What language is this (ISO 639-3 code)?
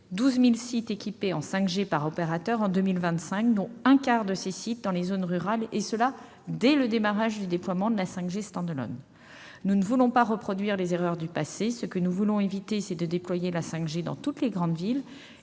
fra